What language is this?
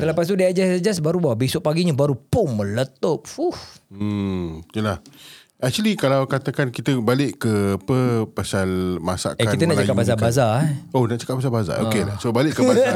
Malay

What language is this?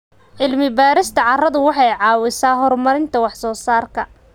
Somali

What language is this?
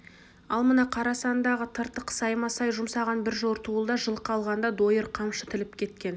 Kazakh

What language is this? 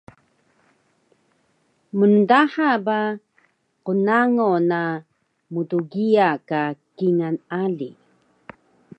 Taroko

